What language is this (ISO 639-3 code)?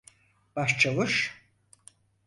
tur